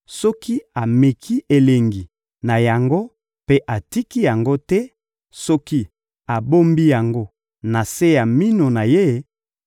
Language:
Lingala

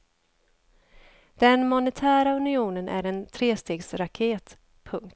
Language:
Swedish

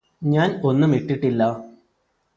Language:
Malayalam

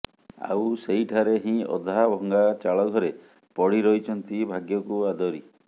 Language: Odia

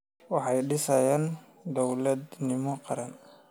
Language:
Somali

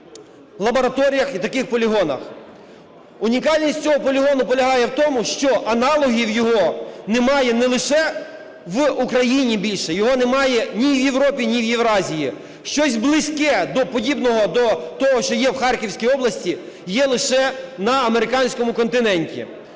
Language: Ukrainian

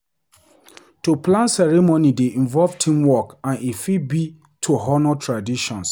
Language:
Nigerian Pidgin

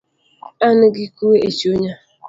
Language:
Luo (Kenya and Tanzania)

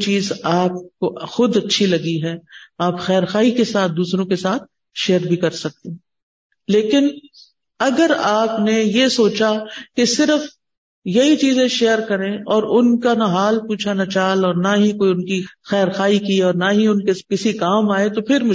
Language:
Urdu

